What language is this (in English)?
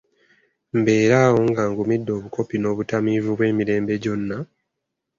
Ganda